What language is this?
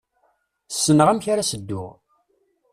Kabyle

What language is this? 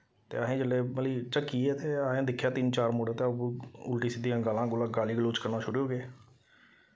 Dogri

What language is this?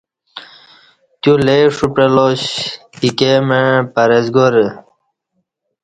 Kati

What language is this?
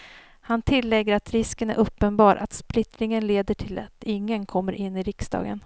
Swedish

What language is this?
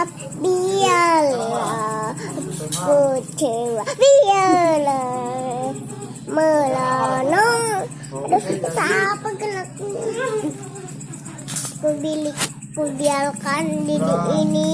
Indonesian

